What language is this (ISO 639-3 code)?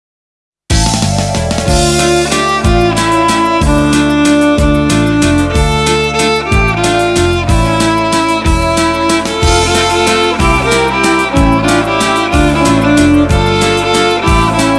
ukr